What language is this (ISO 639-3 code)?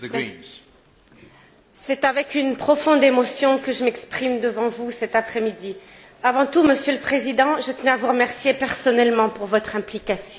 fra